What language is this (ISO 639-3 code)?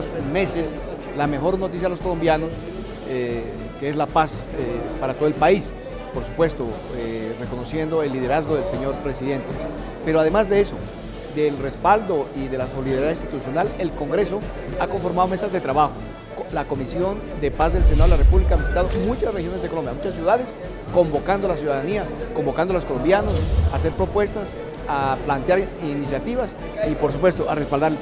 spa